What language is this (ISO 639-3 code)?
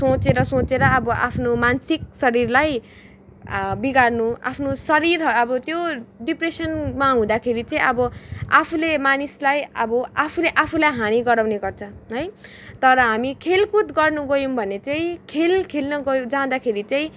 nep